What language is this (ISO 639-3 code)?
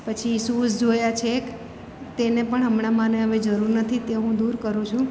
guj